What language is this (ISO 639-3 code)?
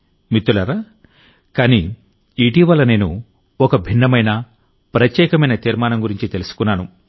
tel